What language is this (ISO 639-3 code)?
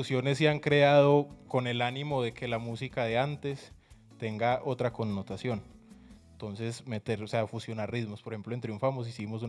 spa